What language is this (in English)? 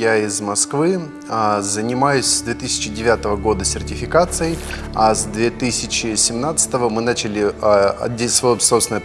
Russian